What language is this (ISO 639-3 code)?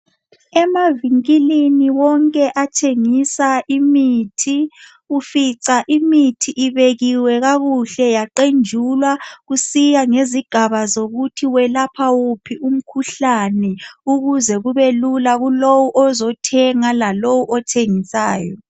nde